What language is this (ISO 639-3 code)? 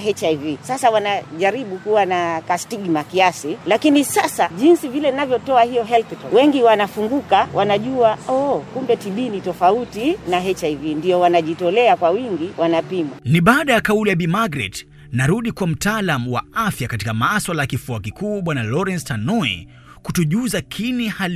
swa